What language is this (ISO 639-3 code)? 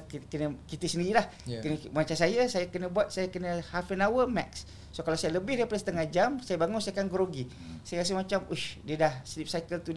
msa